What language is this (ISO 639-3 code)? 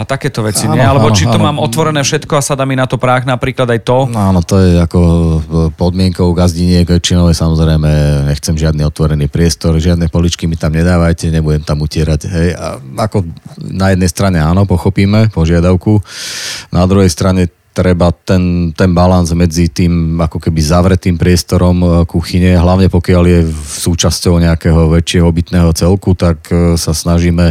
slk